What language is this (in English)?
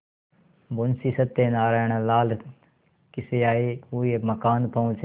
Hindi